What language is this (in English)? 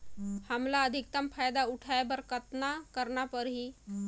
Chhattisgarhi